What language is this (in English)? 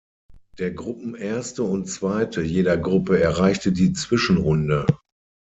German